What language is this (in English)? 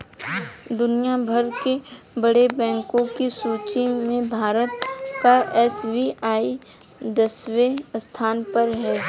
Hindi